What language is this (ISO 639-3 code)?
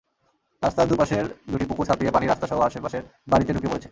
ben